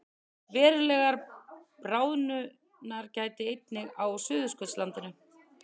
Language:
Icelandic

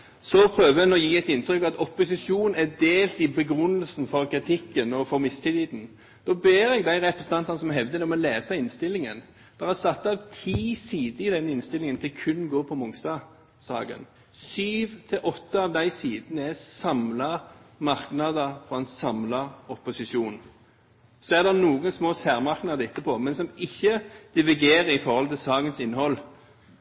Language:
Norwegian Bokmål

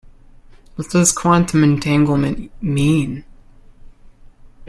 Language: English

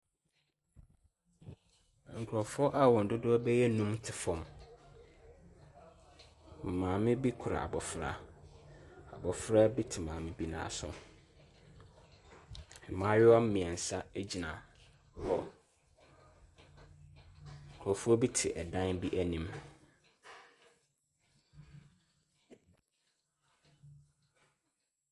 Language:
Akan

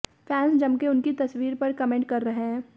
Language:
Hindi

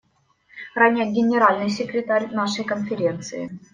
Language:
Russian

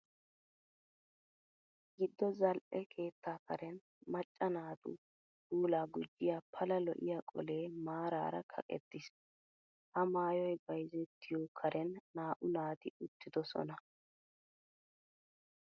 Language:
Wolaytta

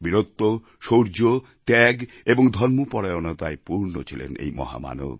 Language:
Bangla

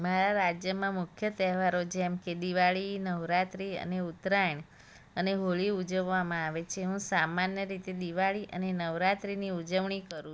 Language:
Gujarati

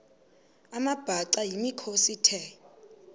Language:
Xhosa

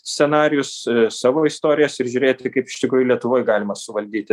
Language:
Lithuanian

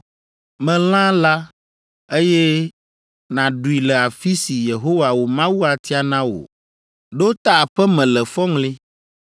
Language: Ewe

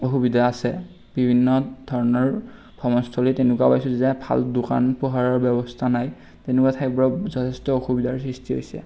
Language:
Assamese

